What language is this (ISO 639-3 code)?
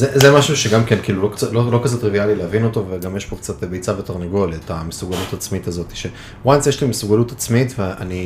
heb